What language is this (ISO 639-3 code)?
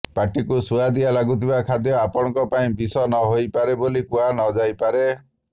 ori